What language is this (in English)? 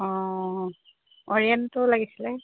Assamese